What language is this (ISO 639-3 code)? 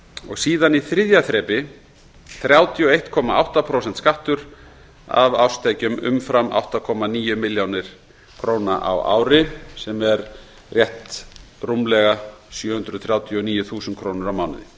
isl